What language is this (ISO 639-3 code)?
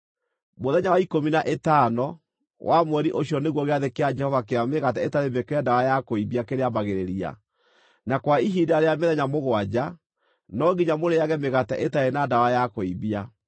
kik